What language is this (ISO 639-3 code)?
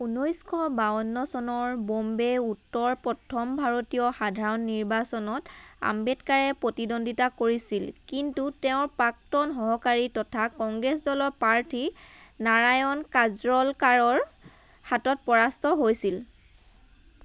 asm